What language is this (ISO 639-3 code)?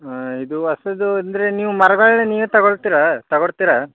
kan